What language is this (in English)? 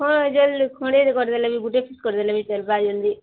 Odia